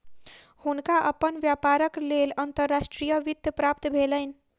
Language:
Maithili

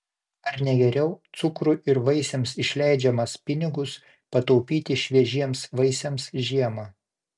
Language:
Lithuanian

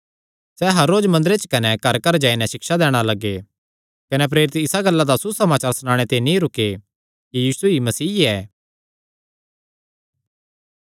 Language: Kangri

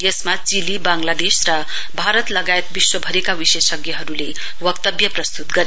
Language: Nepali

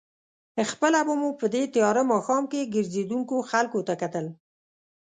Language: Pashto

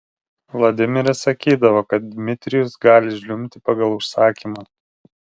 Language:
Lithuanian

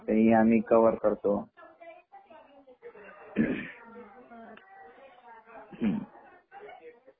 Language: Marathi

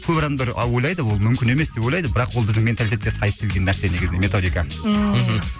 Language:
Kazakh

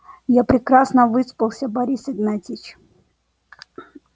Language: Russian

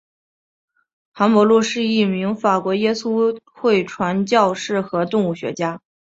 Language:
Chinese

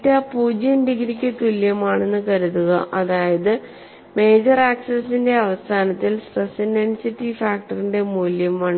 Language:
Malayalam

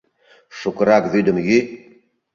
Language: Mari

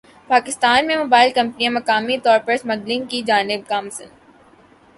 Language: Urdu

